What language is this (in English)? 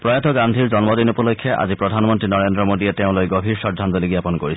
Assamese